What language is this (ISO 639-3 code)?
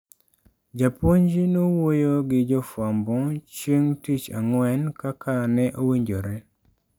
luo